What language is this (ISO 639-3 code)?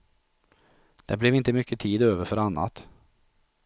swe